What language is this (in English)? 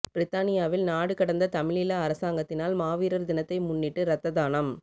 Tamil